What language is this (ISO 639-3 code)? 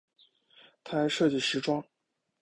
zho